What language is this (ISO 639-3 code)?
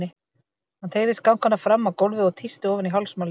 isl